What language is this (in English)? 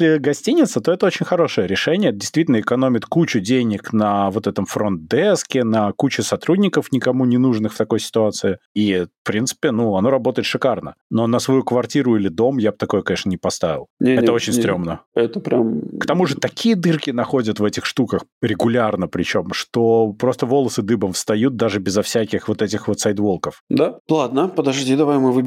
Russian